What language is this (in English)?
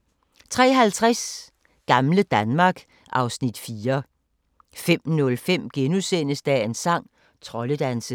Danish